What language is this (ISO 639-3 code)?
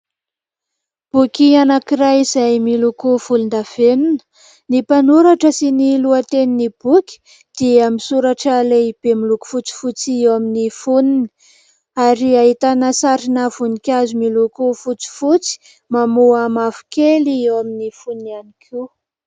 mlg